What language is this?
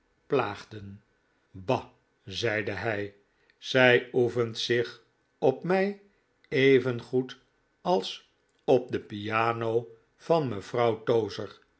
Dutch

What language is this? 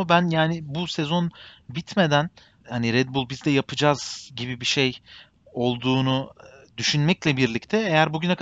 Turkish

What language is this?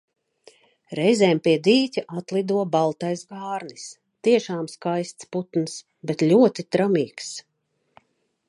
Latvian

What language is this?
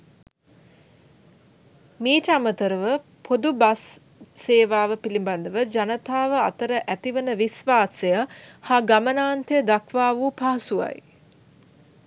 Sinhala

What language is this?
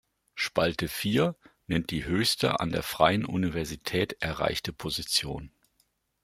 German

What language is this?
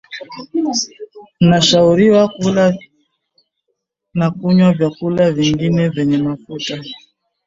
Swahili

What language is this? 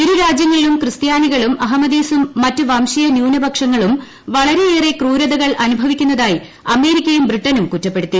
Malayalam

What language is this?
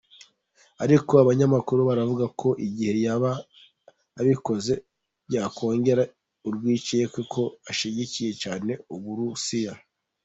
Kinyarwanda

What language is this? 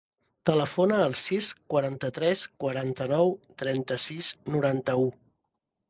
Catalan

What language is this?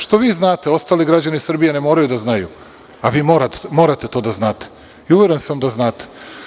Serbian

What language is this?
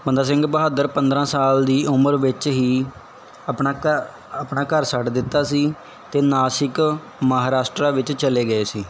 Punjabi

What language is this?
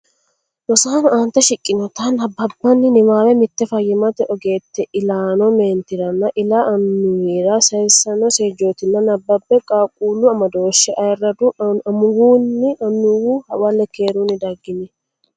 Sidamo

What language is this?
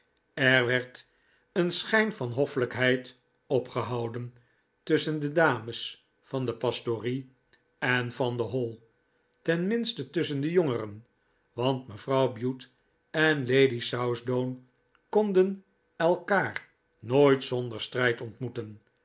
Dutch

